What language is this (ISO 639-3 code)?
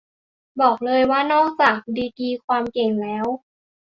tha